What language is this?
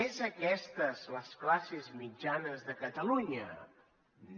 Catalan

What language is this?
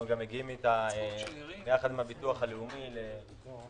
Hebrew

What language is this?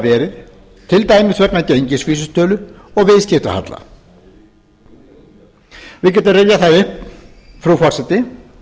Icelandic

